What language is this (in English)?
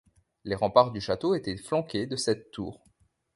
French